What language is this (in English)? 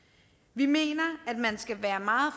Danish